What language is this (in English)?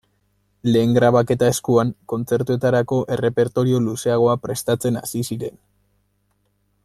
Basque